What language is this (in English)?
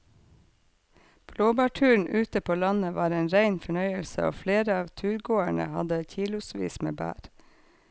Norwegian